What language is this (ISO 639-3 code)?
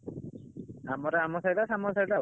ori